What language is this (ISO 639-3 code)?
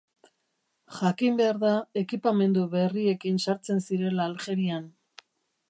eus